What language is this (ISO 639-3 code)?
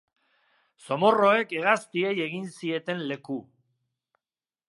eus